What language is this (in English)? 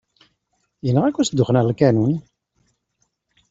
Kabyle